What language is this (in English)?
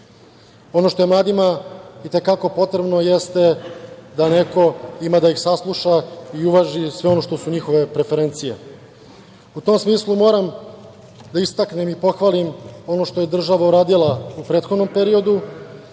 Serbian